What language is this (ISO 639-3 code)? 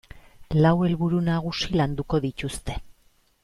eus